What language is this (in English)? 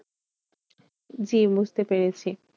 Bangla